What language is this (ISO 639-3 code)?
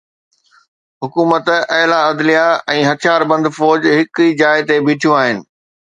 snd